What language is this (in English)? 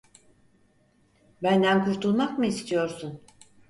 Turkish